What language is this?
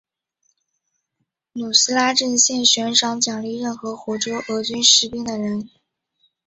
Chinese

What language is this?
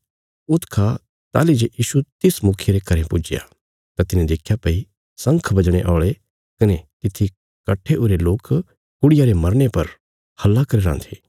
Bilaspuri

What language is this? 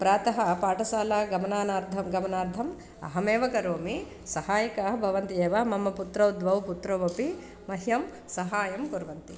Sanskrit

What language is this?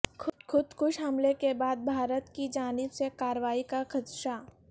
Urdu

